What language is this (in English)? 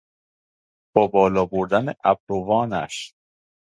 Persian